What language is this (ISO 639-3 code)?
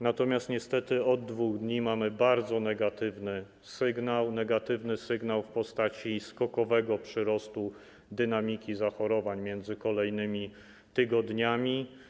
pol